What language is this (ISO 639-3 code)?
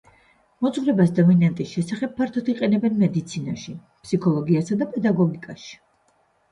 kat